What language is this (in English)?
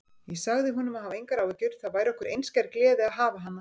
Icelandic